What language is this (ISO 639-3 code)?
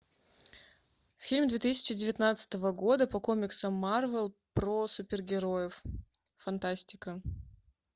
rus